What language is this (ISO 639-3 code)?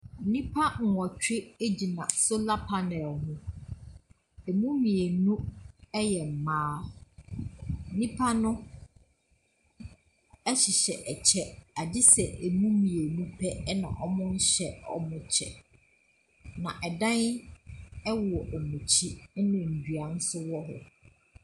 aka